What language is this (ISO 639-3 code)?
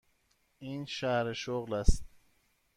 fas